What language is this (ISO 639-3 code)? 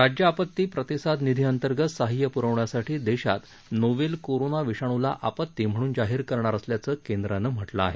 mar